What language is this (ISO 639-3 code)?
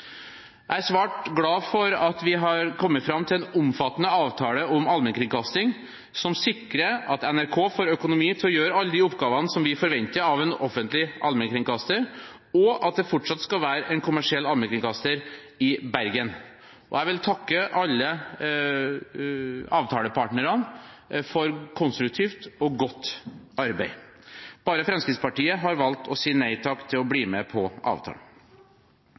nob